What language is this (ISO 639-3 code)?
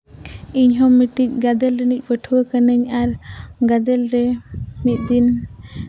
sat